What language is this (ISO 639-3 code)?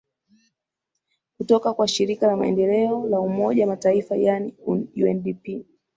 swa